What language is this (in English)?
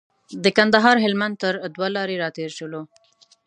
Pashto